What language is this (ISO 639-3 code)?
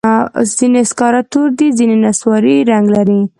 pus